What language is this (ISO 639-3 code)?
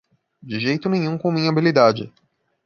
por